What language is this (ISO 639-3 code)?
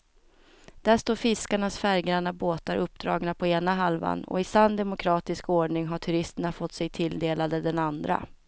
swe